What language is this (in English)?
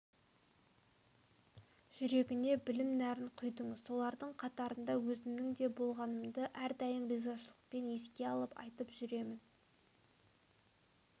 Kazakh